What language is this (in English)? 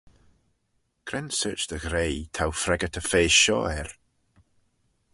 Manx